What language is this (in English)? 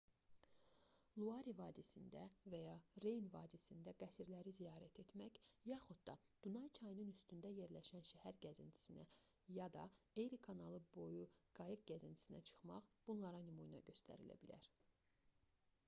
Azerbaijani